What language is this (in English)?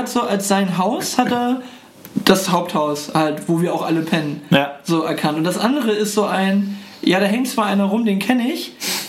German